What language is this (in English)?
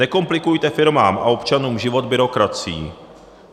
Czech